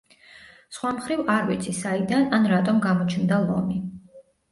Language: Georgian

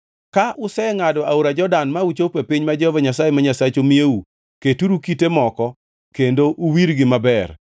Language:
Luo (Kenya and Tanzania)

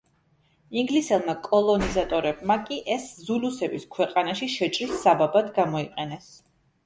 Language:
Georgian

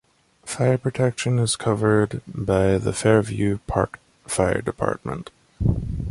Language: English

